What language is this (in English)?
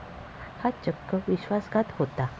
Marathi